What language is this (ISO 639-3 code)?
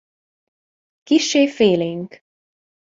hun